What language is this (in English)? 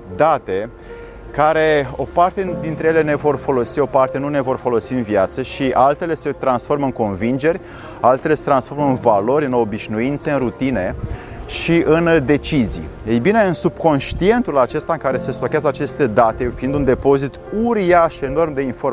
Romanian